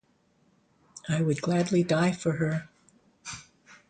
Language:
English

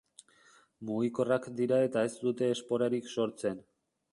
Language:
Basque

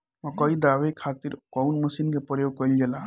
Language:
Bhojpuri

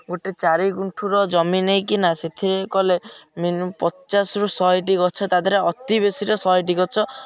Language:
Odia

